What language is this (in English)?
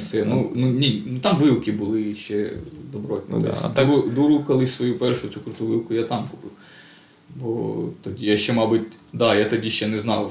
Ukrainian